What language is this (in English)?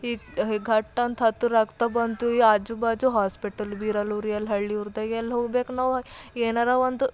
Kannada